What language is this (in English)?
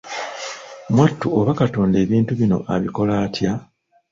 Ganda